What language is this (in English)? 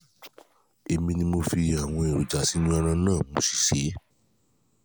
Yoruba